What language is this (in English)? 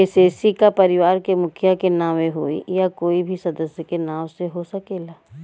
Bhojpuri